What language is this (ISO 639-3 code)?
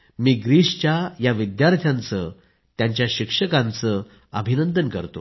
mar